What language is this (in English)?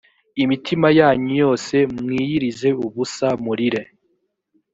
Kinyarwanda